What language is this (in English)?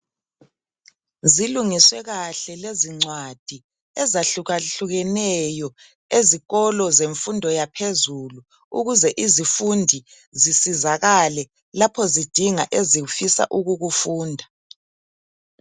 North Ndebele